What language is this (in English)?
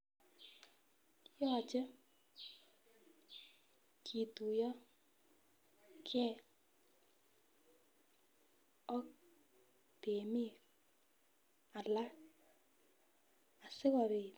Kalenjin